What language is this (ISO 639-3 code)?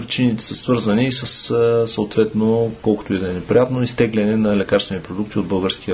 bul